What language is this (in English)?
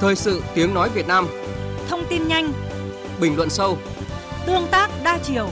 Vietnamese